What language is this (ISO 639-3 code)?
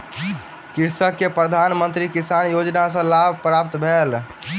mai